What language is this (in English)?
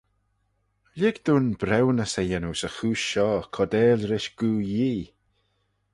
Manx